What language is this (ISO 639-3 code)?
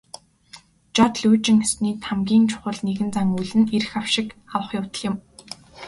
mon